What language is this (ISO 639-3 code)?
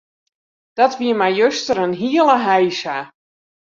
fry